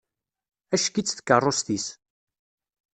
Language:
Kabyle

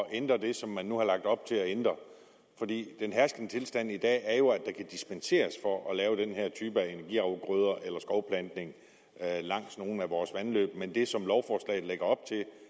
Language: Danish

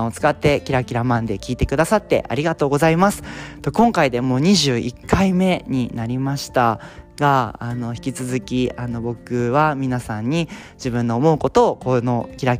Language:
Japanese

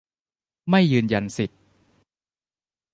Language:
Thai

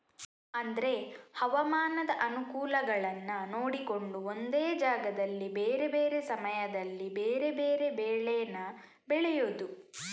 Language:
Kannada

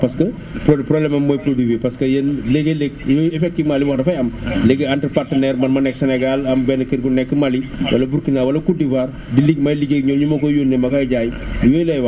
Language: Wolof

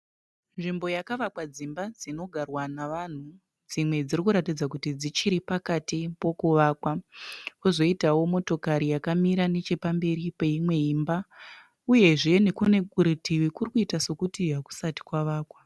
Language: Shona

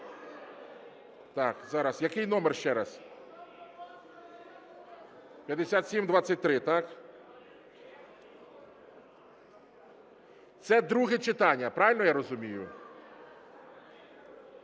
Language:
Ukrainian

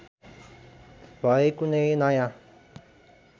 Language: Nepali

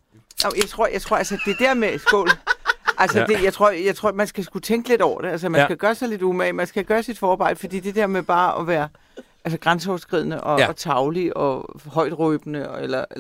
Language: Danish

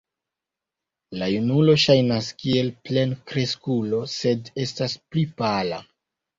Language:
Esperanto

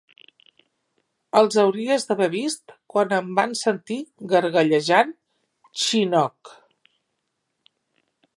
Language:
Catalan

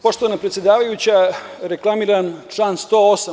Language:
Serbian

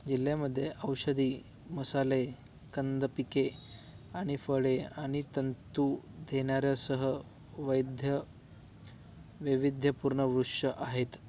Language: Marathi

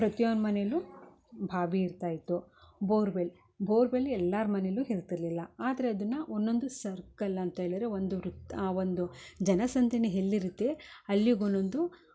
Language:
Kannada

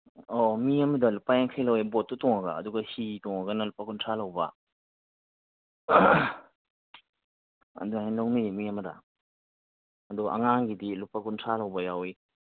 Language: Manipuri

